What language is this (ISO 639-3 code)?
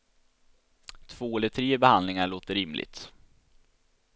swe